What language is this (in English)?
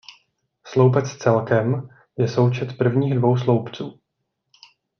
Czech